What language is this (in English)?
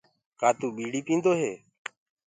Gurgula